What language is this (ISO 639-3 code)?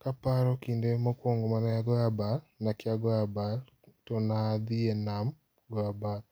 luo